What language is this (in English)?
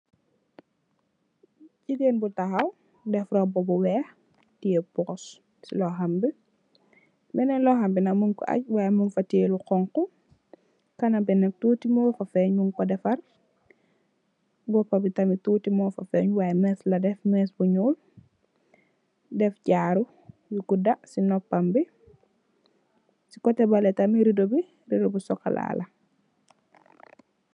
Wolof